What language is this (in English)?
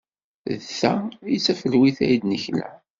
Kabyle